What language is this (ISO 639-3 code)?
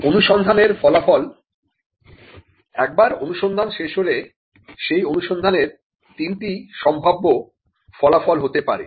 ben